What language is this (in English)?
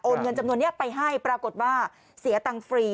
Thai